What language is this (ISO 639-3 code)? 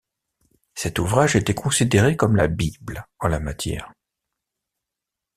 fra